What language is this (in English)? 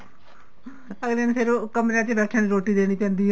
Punjabi